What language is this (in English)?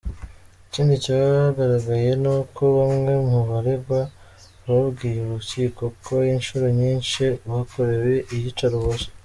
Kinyarwanda